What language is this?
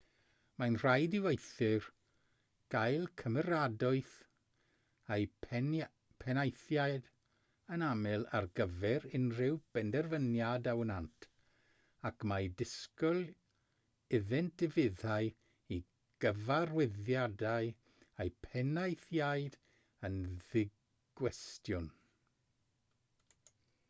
Welsh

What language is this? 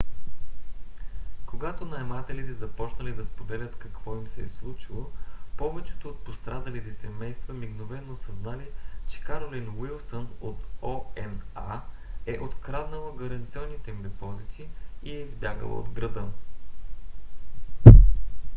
Bulgarian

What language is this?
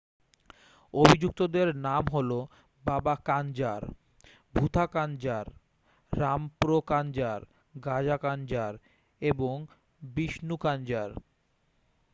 Bangla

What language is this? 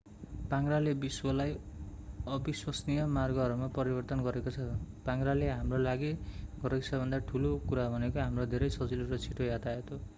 Nepali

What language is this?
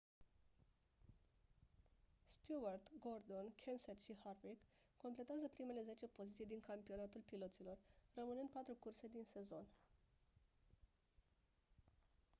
Romanian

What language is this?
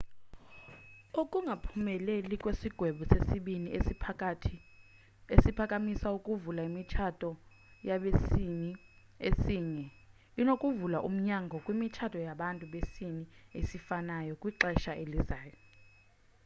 Xhosa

